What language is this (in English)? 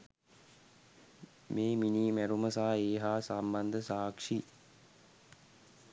Sinhala